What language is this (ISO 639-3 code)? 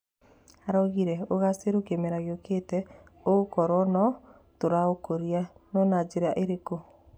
kik